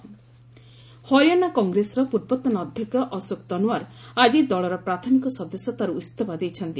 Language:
Odia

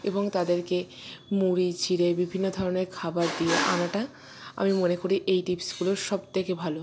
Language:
Bangla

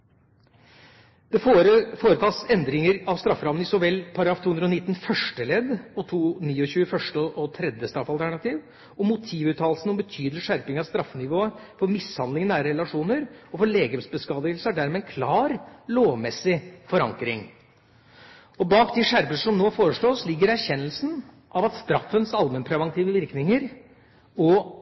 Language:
Norwegian Bokmål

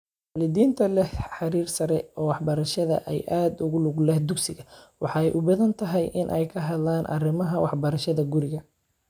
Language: Somali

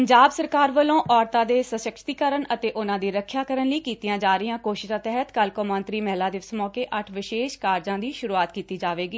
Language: Punjabi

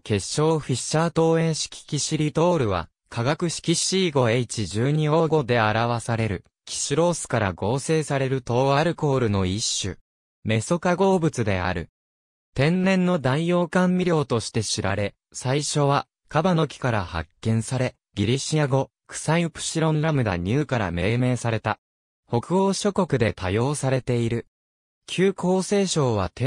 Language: Japanese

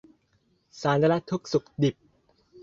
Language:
Thai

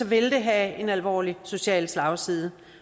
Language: Danish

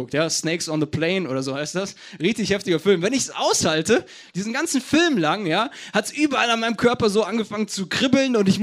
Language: German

